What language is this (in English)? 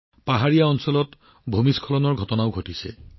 Assamese